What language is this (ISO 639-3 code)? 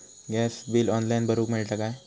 mar